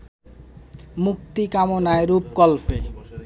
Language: Bangla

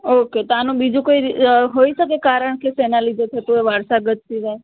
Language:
Gujarati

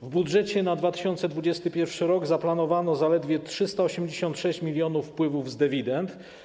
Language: Polish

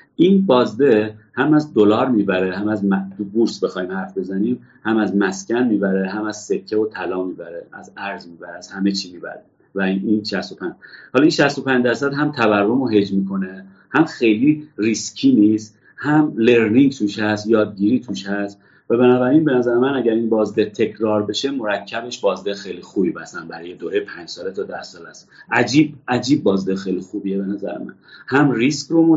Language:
Persian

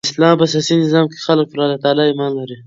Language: Pashto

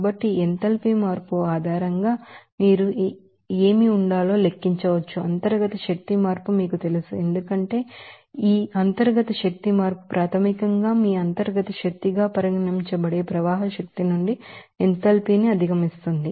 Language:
Telugu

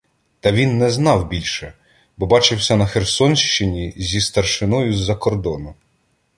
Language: Ukrainian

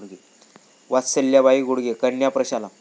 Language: Marathi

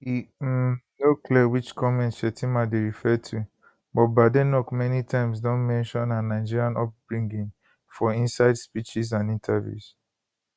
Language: Nigerian Pidgin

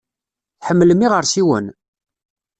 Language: Kabyle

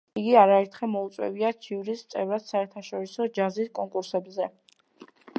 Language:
Georgian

